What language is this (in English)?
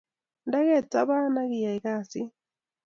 Kalenjin